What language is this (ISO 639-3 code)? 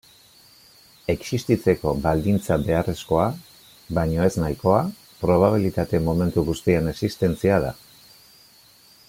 eus